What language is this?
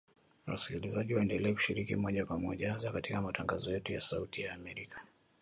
Swahili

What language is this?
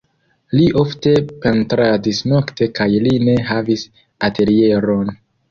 Esperanto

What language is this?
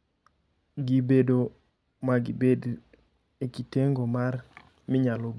Luo (Kenya and Tanzania)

